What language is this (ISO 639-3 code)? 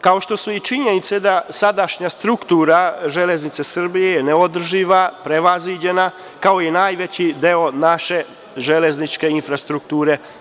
srp